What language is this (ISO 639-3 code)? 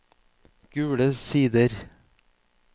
nor